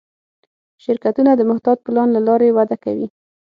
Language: Pashto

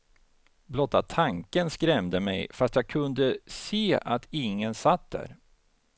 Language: Swedish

